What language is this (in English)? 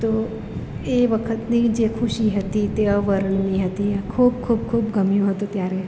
Gujarati